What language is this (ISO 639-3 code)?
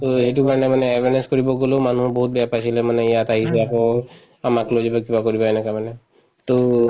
asm